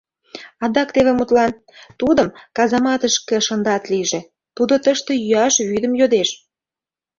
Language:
Mari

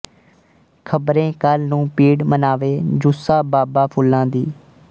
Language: Punjabi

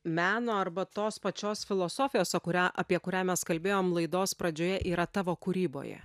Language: Lithuanian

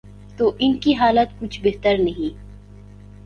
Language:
Urdu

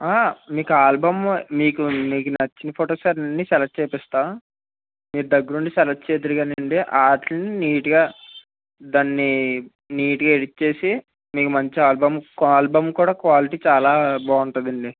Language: Telugu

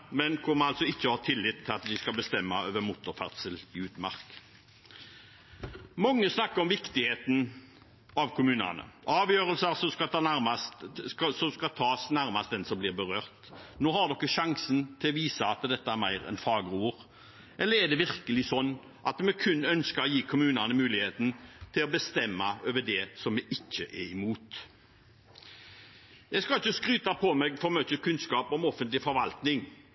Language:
Norwegian Bokmål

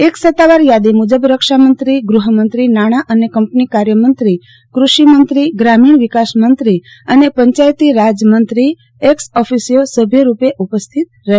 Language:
Gujarati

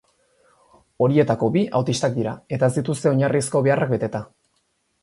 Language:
Basque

